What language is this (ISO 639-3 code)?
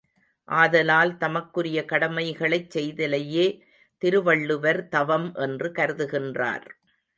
tam